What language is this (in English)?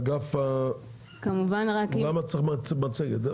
Hebrew